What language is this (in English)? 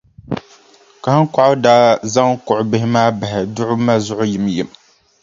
Dagbani